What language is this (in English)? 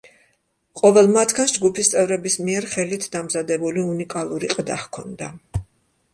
Georgian